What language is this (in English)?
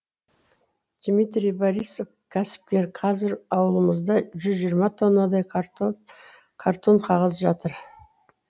Kazakh